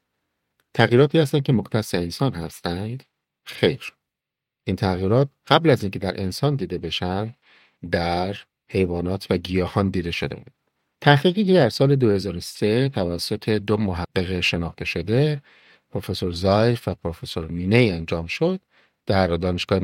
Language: Persian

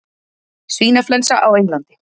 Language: Icelandic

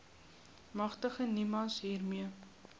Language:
Afrikaans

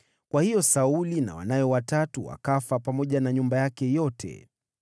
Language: Swahili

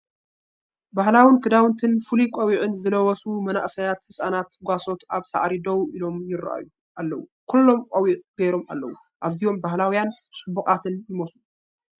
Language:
Tigrinya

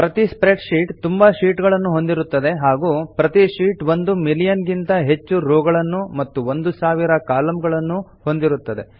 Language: Kannada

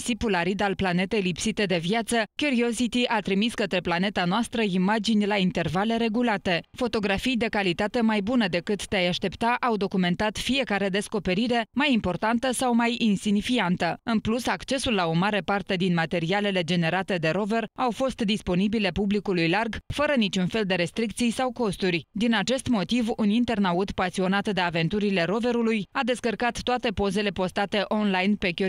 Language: Romanian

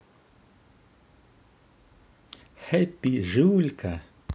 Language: Russian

